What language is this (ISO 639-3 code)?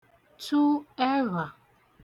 ibo